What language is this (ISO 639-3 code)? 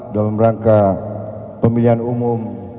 ind